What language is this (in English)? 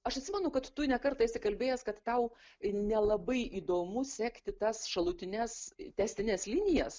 Lithuanian